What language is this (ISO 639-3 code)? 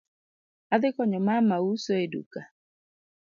luo